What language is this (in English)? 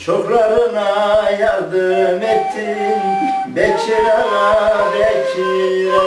Turkish